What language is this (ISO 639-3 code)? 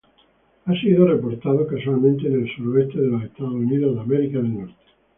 spa